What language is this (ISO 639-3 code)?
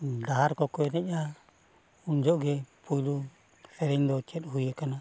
sat